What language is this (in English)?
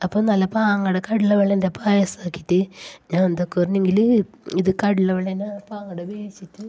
Malayalam